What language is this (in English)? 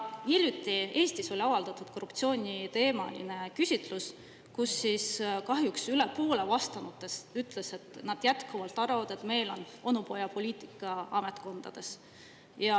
Estonian